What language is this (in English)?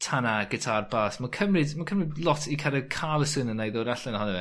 Welsh